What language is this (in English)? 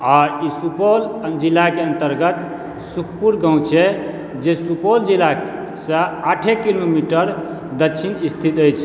Maithili